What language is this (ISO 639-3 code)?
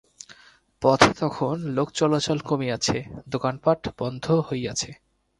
ben